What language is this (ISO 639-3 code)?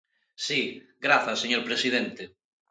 glg